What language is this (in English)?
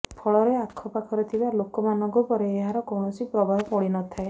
Odia